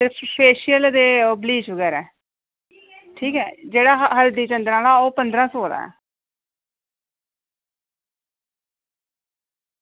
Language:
Dogri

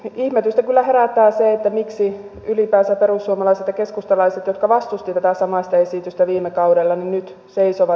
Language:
Finnish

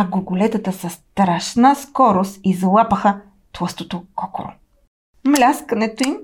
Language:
Bulgarian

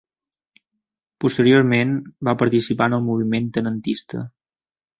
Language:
Catalan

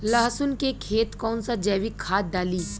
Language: Bhojpuri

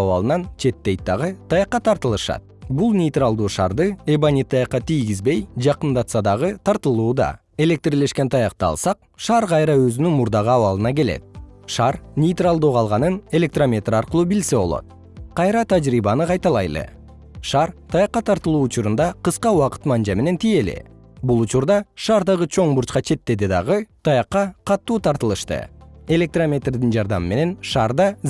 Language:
Kyrgyz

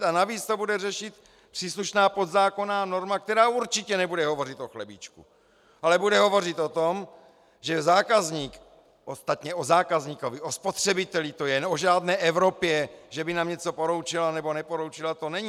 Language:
Czech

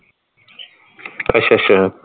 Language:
Punjabi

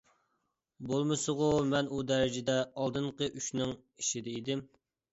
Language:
Uyghur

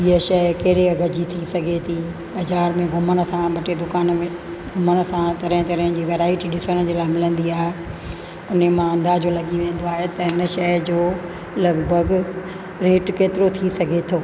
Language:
Sindhi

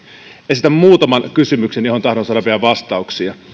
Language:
Finnish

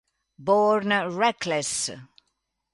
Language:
Italian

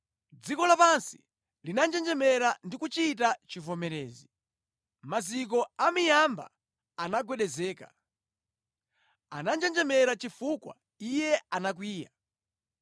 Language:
Nyanja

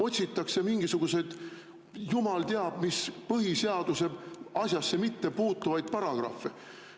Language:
Estonian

